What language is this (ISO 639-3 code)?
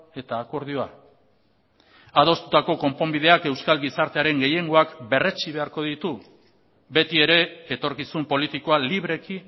eus